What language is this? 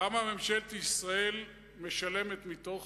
Hebrew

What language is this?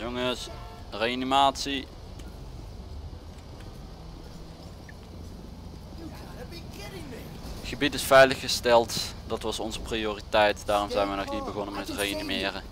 Dutch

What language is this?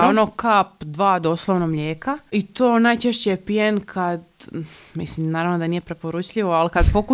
Croatian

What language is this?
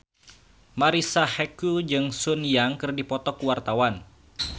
Sundanese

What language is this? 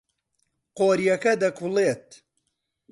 Central Kurdish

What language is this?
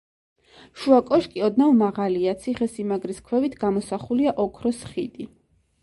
Georgian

